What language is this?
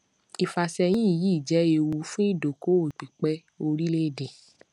Yoruba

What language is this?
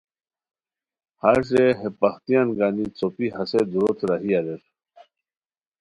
Khowar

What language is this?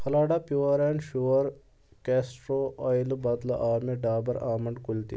Kashmiri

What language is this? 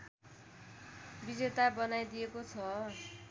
Nepali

